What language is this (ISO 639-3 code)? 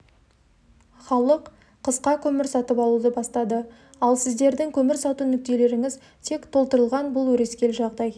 kaz